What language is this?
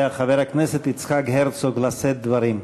Hebrew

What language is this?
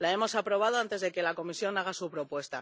Spanish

